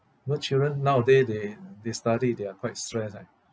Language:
English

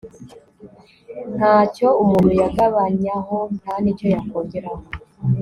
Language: Kinyarwanda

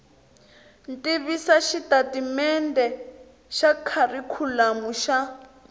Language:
Tsonga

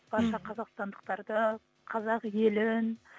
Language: Kazakh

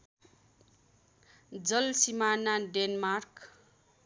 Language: Nepali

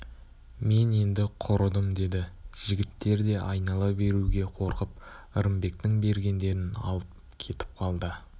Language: Kazakh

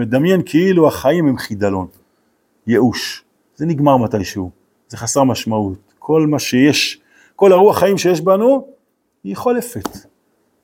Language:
Hebrew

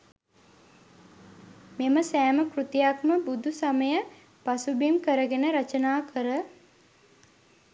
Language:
Sinhala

